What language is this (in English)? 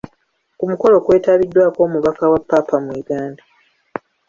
Ganda